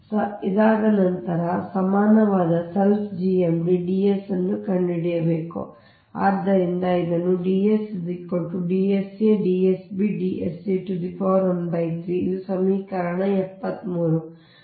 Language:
Kannada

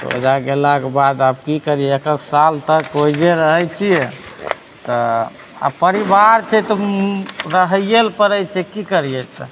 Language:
Maithili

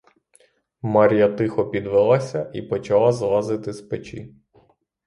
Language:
Ukrainian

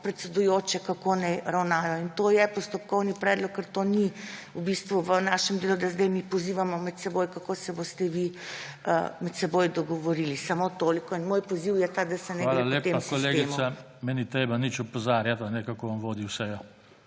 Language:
Slovenian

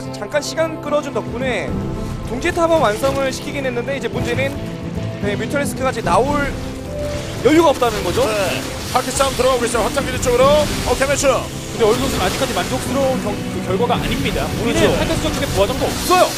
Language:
Korean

